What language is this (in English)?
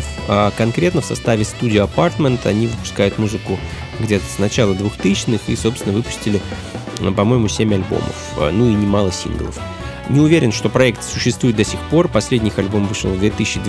Russian